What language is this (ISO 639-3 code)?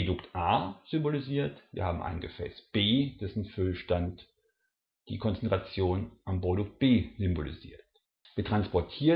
deu